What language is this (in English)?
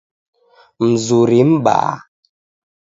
Taita